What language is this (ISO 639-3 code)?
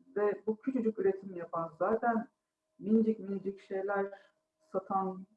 tur